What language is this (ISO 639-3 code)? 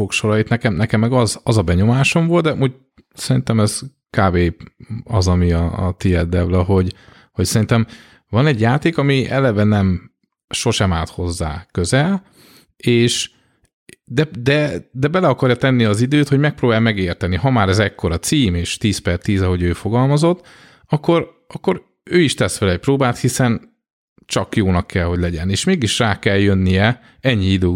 hun